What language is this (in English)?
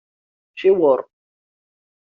Kabyle